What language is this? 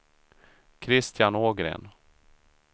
Swedish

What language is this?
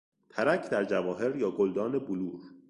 Persian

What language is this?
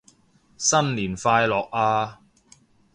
Cantonese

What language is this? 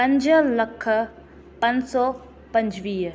Sindhi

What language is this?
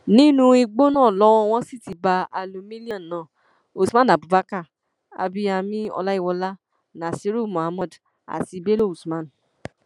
Yoruba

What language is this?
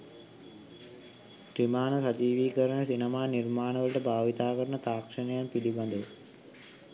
Sinhala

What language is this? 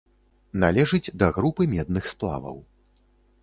Belarusian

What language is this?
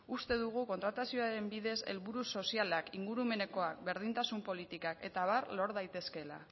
Basque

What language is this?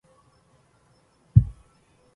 Arabic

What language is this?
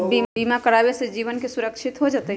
Magahi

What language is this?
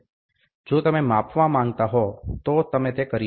Gujarati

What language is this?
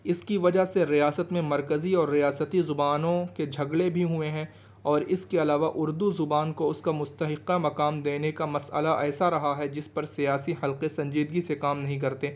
Urdu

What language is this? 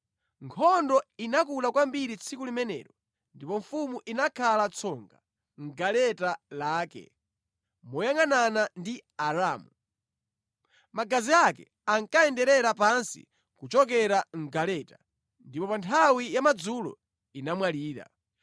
Nyanja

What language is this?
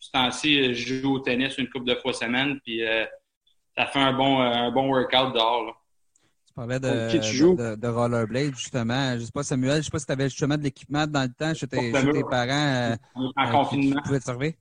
French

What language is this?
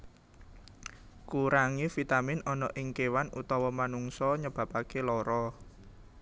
Javanese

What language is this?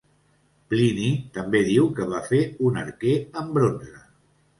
Catalan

